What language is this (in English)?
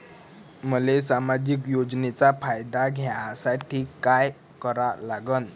Marathi